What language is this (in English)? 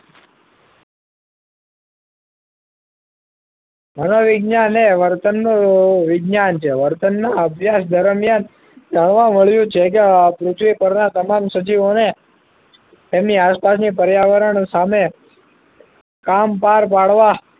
Gujarati